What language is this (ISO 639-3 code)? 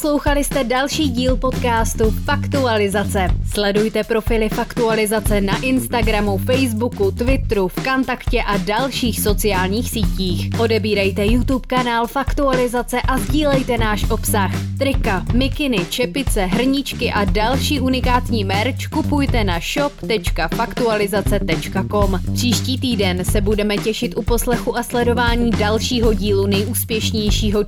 ces